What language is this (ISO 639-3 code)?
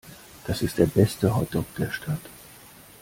deu